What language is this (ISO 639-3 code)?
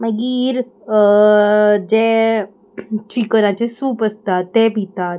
kok